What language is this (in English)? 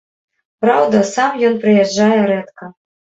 Belarusian